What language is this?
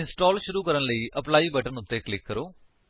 Punjabi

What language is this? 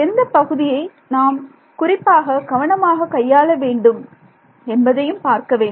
Tamil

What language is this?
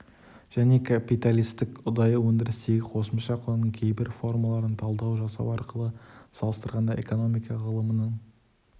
Kazakh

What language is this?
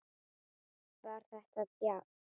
Icelandic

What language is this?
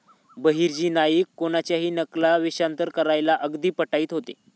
Marathi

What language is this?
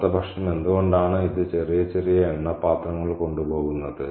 Malayalam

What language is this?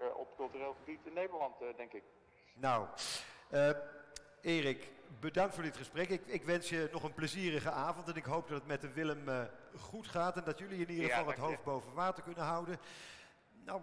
Dutch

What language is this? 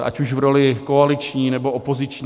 Czech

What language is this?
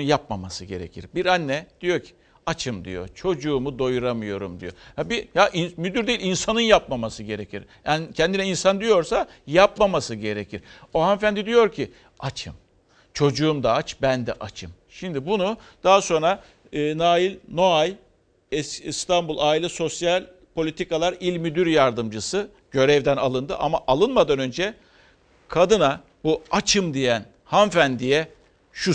Turkish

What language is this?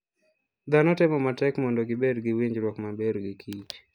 Luo (Kenya and Tanzania)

